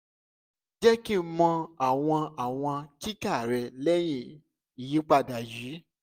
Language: Yoruba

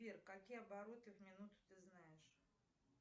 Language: Russian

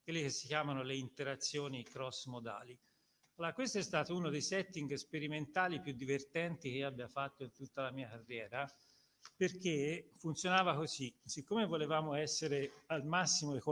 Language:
Italian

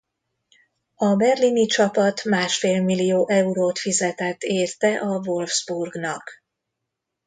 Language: Hungarian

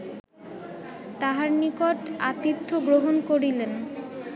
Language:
Bangla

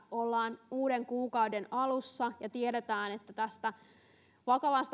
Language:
Finnish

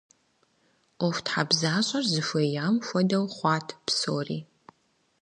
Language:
Kabardian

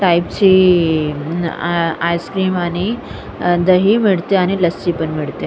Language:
Marathi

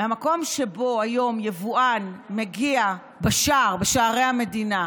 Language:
Hebrew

